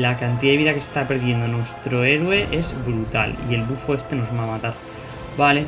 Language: Spanish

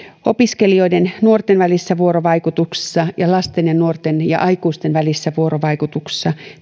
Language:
Finnish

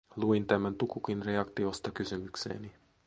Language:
Finnish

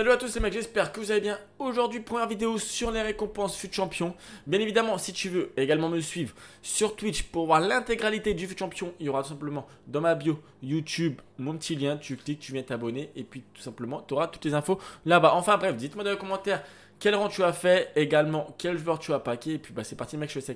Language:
French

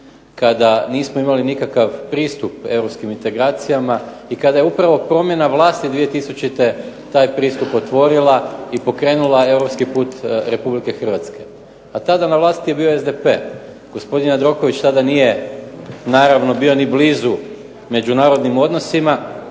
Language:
Croatian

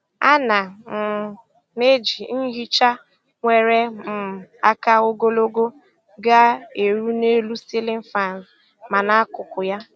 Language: Igbo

